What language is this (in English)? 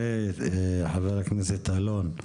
Hebrew